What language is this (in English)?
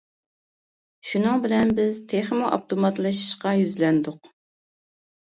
Uyghur